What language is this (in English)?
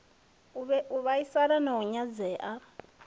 Venda